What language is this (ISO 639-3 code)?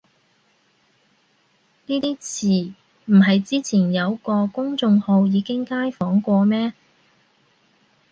yue